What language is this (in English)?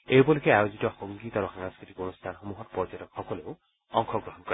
Assamese